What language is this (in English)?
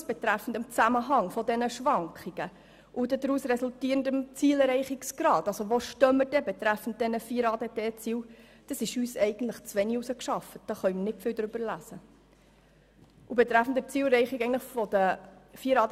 Swiss German